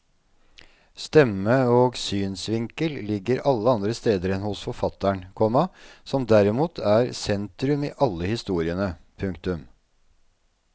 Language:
Norwegian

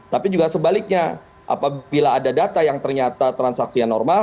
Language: Indonesian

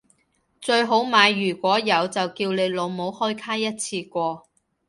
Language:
Cantonese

